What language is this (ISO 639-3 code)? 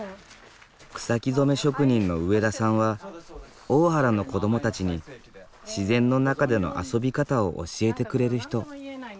jpn